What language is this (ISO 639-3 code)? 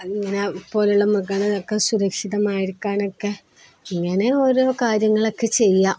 mal